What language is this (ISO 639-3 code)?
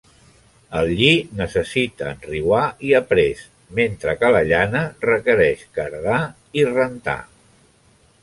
cat